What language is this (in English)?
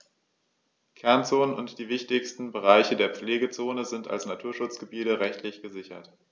German